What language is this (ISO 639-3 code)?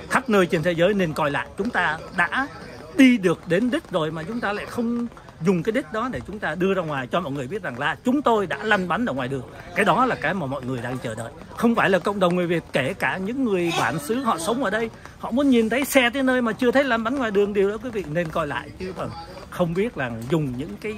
vie